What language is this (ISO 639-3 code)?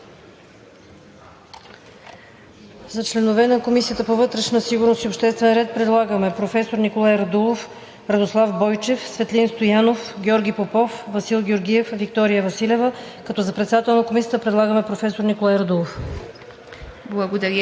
bul